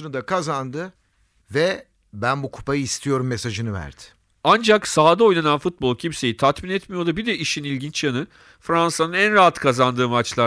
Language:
Turkish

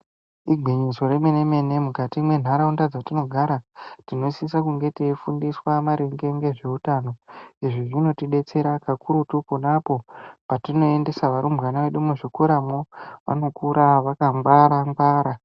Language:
Ndau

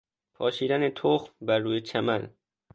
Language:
Persian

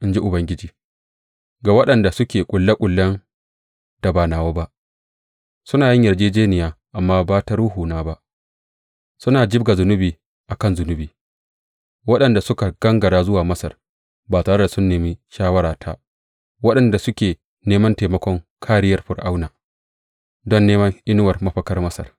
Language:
Hausa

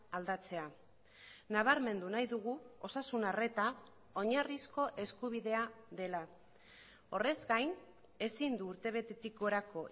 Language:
Basque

